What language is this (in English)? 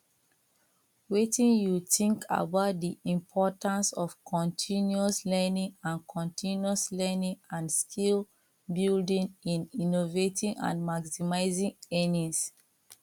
Nigerian Pidgin